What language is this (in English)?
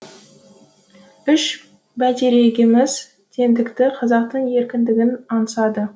Kazakh